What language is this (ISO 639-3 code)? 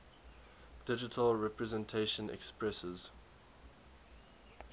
eng